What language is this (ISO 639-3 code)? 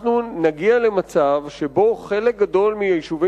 heb